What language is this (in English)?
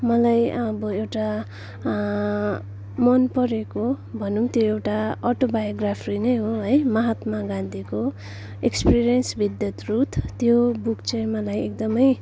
Nepali